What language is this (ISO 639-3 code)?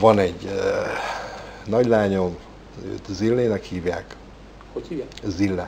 hun